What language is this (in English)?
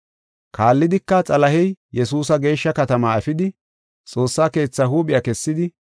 Gofa